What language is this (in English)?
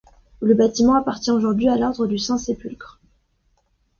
French